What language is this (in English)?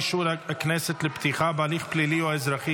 Hebrew